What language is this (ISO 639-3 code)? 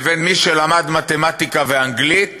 heb